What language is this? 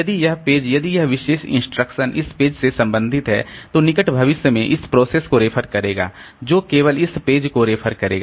Hindi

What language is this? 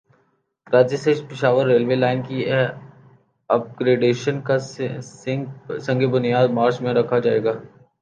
Urdu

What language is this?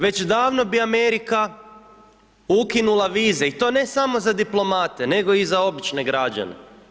Croatian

